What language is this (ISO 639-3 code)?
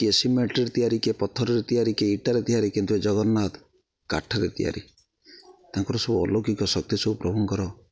ori